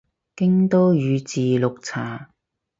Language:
Cantonese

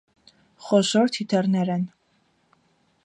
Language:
Armenian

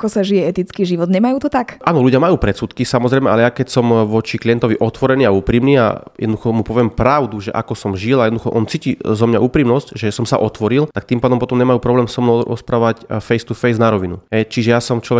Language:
Slovak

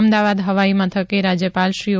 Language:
Gujarati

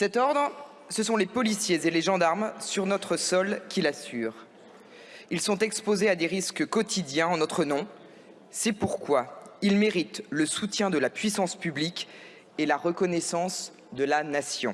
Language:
French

